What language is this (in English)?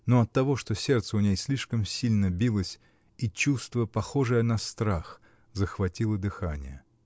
Russian